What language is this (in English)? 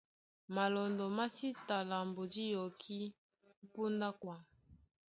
Duala